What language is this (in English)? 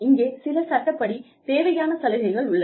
Tamil